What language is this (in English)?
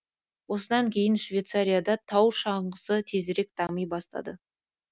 Kazakh